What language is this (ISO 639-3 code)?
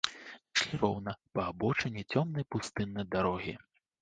bel